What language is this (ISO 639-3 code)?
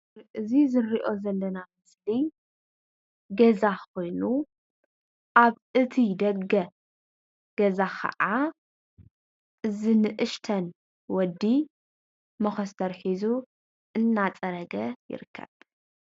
tir